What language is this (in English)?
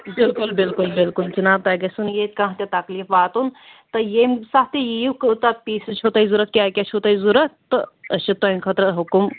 Kashmiri